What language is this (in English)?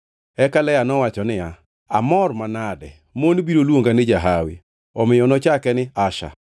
Luo (Kenya and Tanzania)